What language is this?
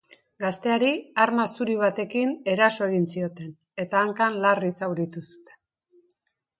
Basque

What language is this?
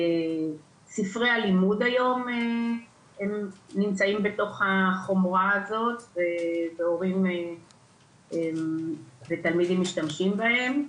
Hebrew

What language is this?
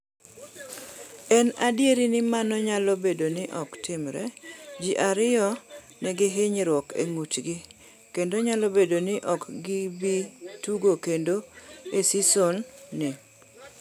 Luo (Kenya and Tanzania)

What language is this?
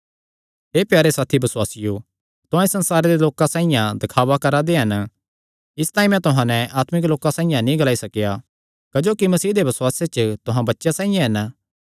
Kangri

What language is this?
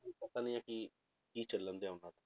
Punjabi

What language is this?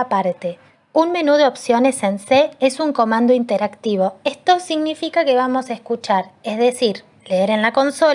Spanish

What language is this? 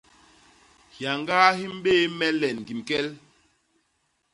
Basaa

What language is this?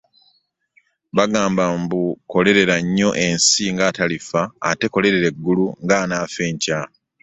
Ganda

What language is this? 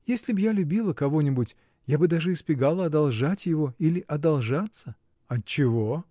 Russian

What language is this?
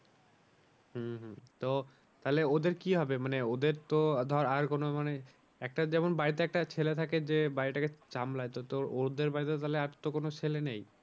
Bangla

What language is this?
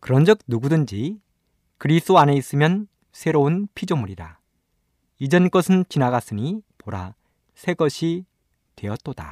Korean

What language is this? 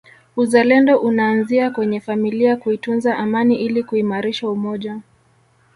Swahili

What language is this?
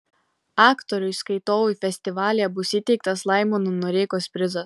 Lithuanian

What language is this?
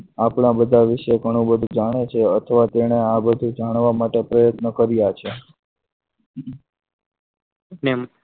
Gujarati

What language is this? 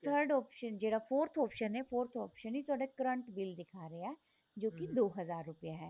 Punjabi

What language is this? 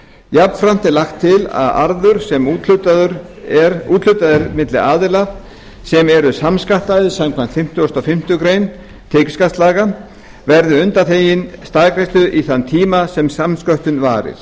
Icelandic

